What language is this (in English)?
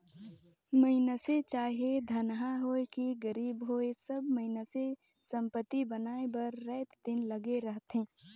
Chhattisgarhi